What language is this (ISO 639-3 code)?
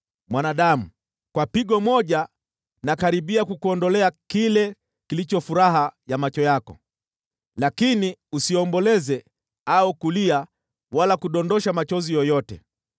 swa